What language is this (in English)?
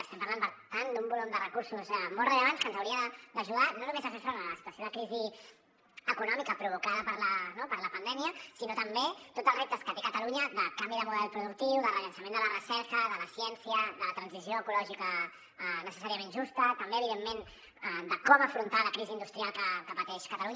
Catalan